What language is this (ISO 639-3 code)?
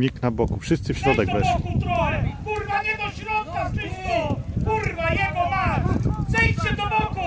pol